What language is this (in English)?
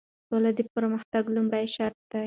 Pashto